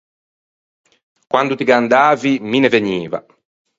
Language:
Ligurian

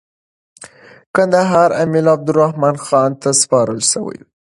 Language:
Pashto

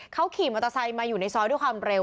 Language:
Thai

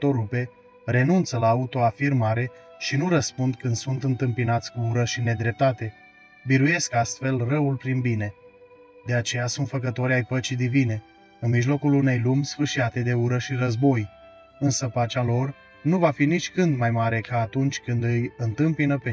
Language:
Romanian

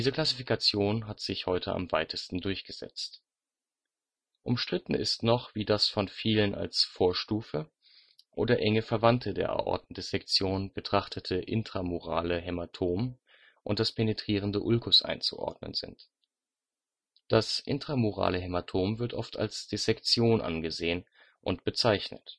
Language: German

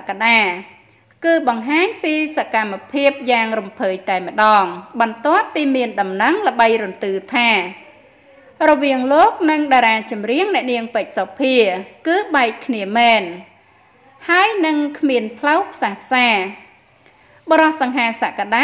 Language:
Vietnamese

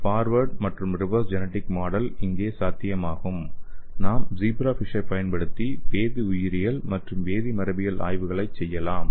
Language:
Tamil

